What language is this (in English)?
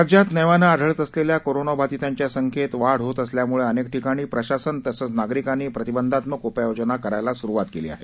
Marathi